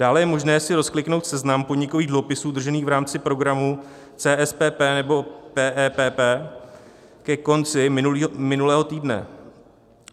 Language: Czech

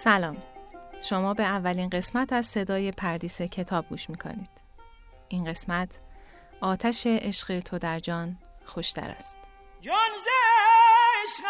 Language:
Persian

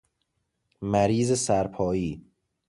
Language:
Persian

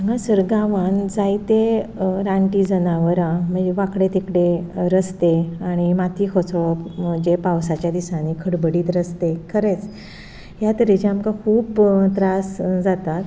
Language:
Konkani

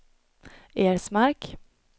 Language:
Swedish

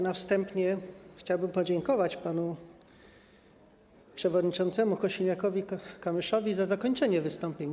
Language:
Polish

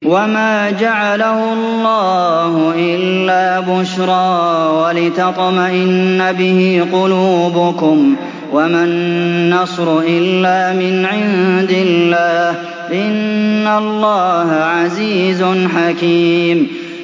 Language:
Arabic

